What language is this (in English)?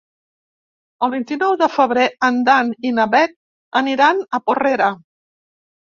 Catalan